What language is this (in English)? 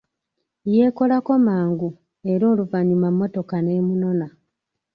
Ganda